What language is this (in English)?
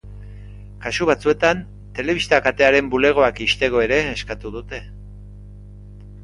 Basque